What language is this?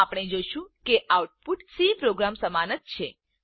Gujarati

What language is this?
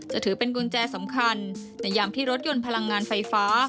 Thai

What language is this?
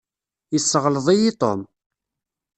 Kabyle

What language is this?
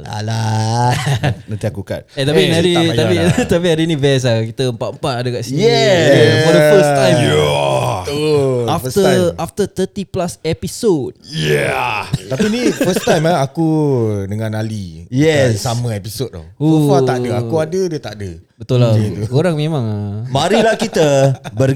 Malay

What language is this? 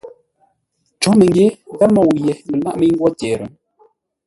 Ngombale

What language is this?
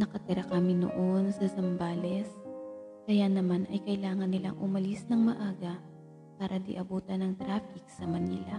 Filipino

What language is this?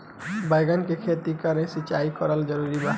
Bhojpuri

